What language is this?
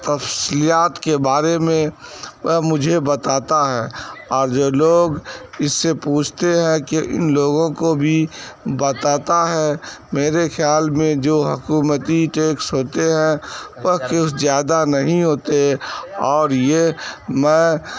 Urdu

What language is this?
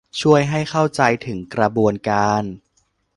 Thai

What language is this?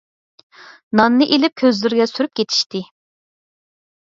Uyghur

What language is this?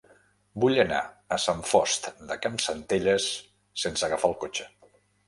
Catalan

